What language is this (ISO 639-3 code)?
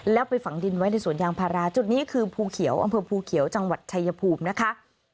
tha